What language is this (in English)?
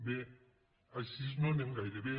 Catalan